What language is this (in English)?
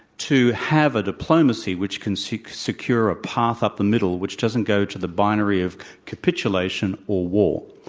English